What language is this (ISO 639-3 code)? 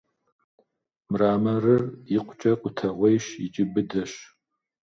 kbd